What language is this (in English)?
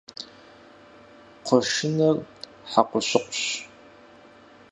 Kabardian